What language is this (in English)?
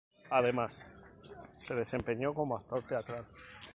Spanish